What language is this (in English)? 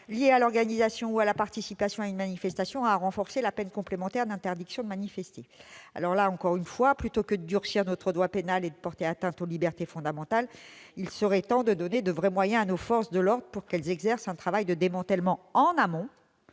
French